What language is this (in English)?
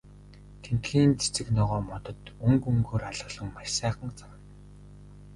Mongolian